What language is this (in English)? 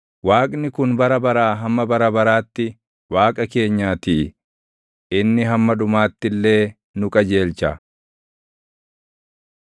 Oromo